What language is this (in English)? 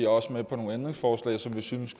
Danish